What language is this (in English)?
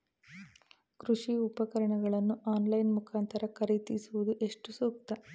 Kannada